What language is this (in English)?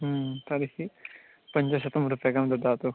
Sanskrit